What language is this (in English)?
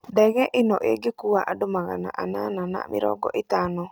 Kikuyu